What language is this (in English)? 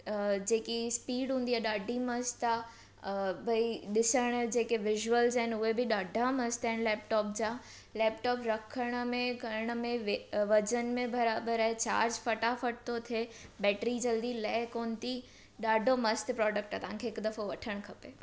Sindhi